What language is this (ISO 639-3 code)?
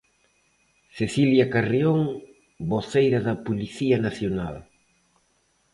glg